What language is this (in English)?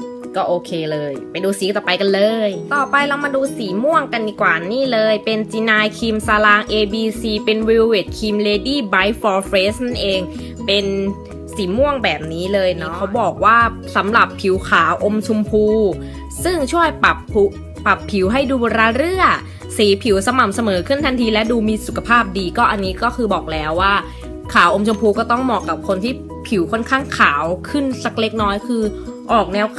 Thai